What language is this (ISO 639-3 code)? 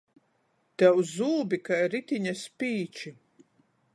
ltg